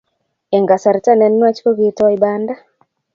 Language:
Kalenjin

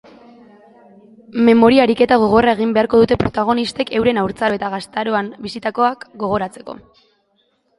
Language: Basque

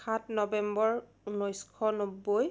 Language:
Assamese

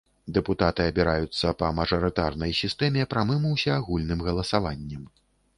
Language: Belarusian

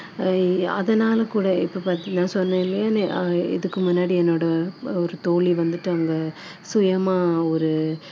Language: Tamil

